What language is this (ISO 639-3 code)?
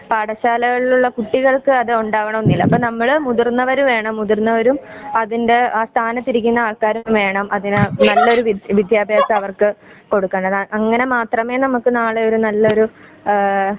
mal